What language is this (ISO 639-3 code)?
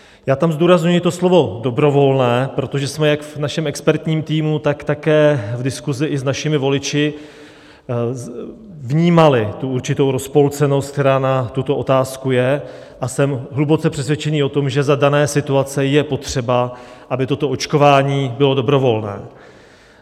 ces